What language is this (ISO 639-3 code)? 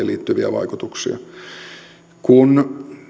fin